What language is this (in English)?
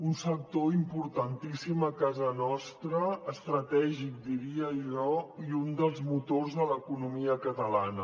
Catalan